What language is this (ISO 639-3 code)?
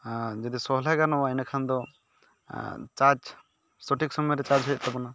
sat